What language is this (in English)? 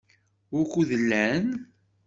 Kabyle